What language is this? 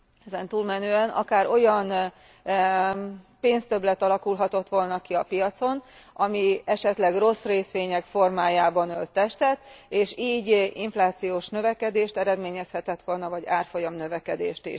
Hungarian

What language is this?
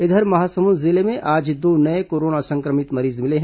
Hindi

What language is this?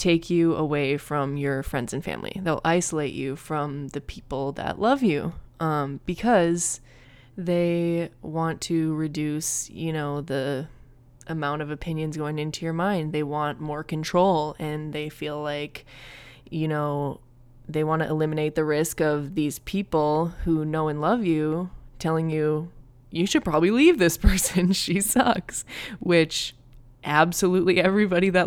English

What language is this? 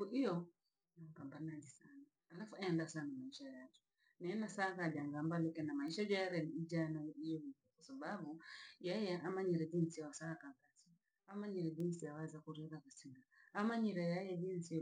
Langi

